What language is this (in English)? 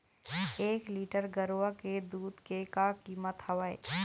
Chhattisgarhi